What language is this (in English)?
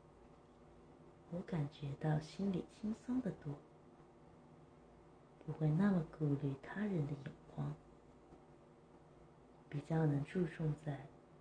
Chinese